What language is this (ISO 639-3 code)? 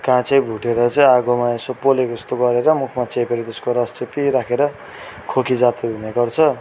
nep